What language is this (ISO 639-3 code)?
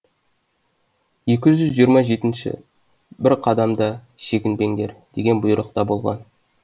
kaz